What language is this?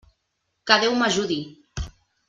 Catalan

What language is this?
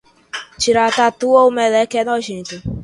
Portuguese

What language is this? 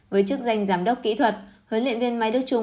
Vietnamese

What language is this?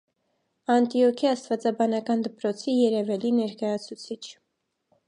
Armenian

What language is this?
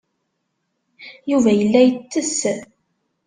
Kabyle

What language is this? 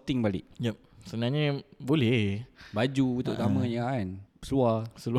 Malay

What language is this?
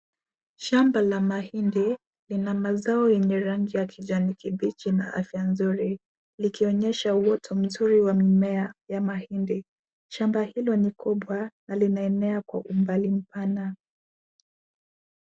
Swahili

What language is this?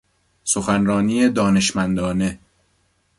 Persian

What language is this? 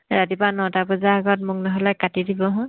Assamese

